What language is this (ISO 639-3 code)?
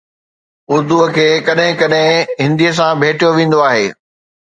snd